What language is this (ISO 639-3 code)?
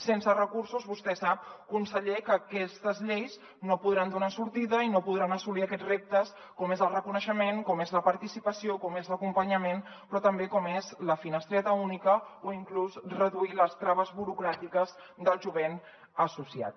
cat